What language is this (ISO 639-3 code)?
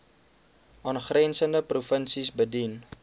afr